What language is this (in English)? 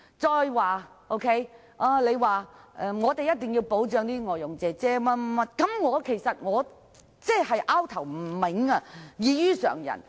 Cantonese